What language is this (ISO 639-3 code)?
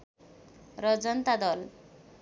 nep